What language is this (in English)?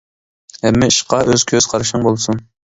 Uyghur